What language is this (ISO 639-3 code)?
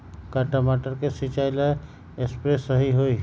mag